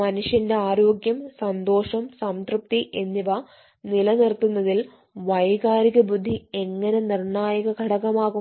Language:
Malayalam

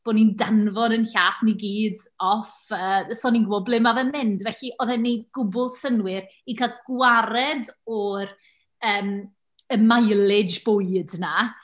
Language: Welsh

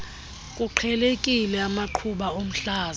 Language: Xhosa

